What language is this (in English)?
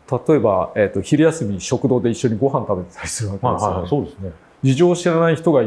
Japanese